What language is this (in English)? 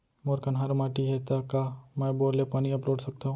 Chhattisgarhi